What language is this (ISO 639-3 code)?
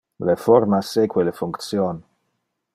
ina